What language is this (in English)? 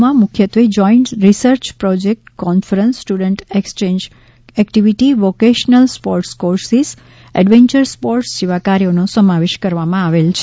Gujarati